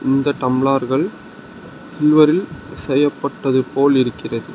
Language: Tamil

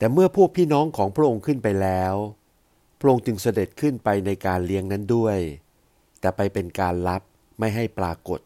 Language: Thai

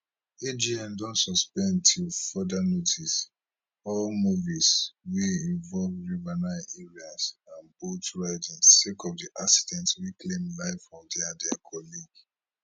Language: Nigerian Pidgin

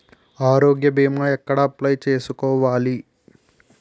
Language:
Telugu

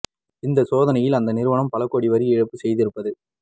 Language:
Tamil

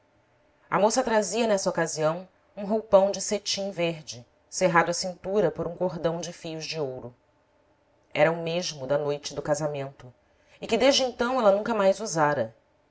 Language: Portuguese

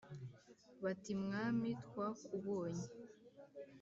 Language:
Kinyarwanda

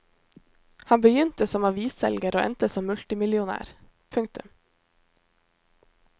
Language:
Norwegian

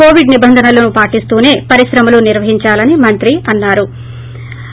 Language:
Telugu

